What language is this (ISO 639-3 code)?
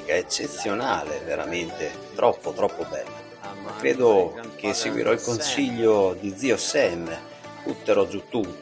ita